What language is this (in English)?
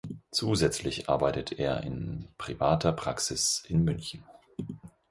German